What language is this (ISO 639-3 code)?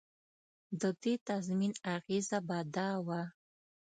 pus